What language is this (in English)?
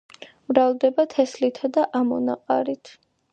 Georgian